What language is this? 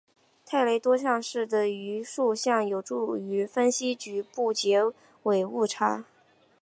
Chinese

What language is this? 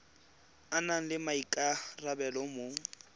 Tswana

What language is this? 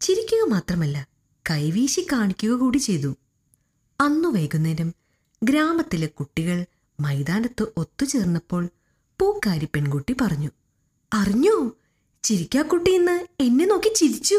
Malayalam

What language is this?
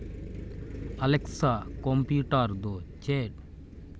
Santali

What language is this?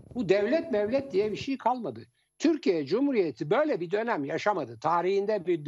Turkish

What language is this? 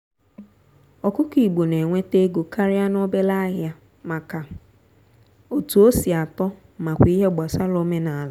Igbo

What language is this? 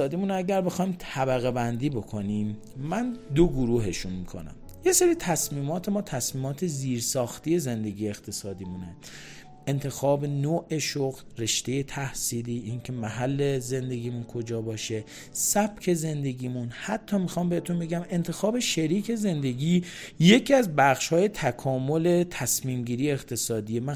Persian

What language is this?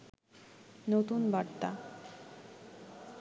Bangla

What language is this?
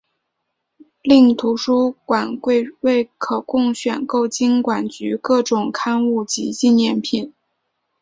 Chinese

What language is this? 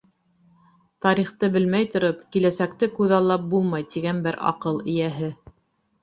Bashkir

